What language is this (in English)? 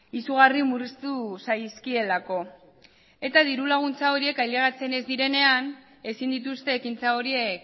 Basque